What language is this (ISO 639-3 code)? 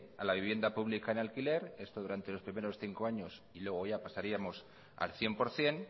spa